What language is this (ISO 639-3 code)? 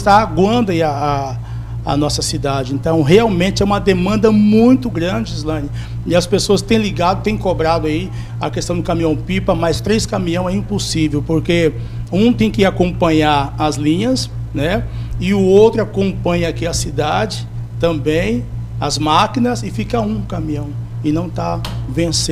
por